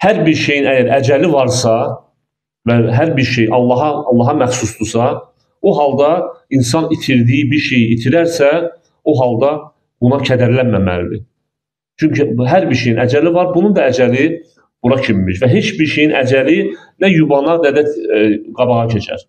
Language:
Turkish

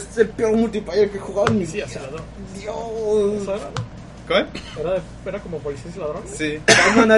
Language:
Spanish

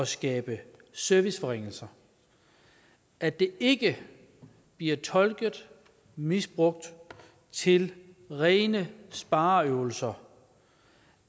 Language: Danish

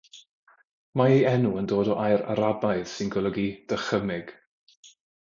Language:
Welsh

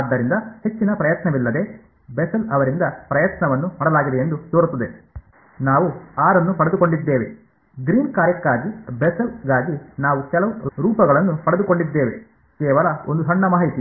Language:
Kannada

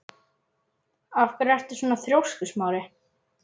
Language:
Icelandic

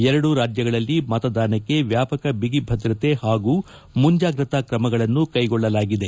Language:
Kannada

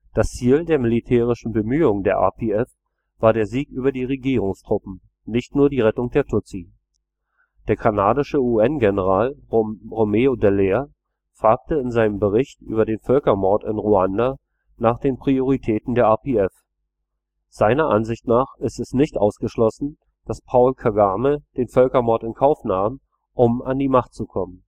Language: German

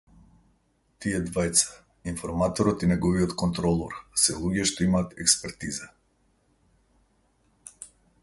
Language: Macedonian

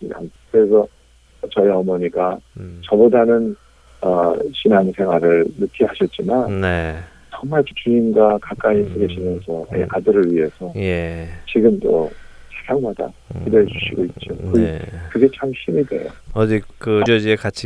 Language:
Korean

